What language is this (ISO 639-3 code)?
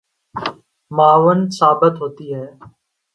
urd